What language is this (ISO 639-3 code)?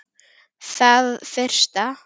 isl